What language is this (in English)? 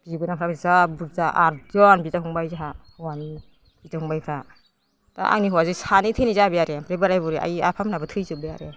Bodo